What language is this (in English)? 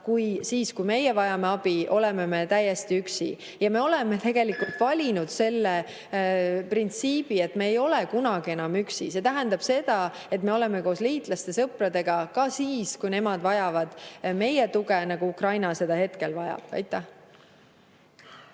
Estonian